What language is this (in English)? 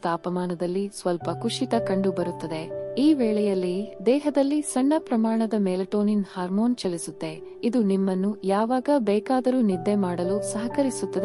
Arabic